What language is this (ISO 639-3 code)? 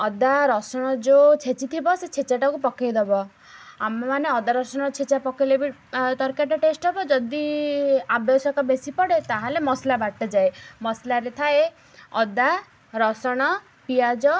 ori